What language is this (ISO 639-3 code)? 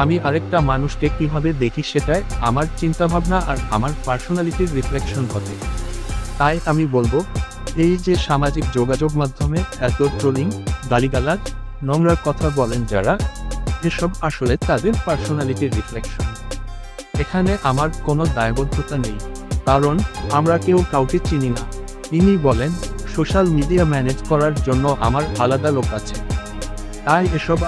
ara